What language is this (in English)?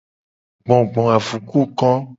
Gen